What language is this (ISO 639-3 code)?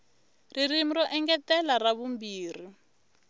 tso